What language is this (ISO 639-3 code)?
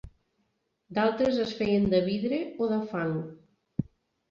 cat